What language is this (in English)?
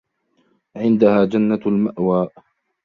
Arabic